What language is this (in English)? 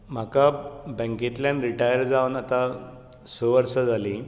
Konkani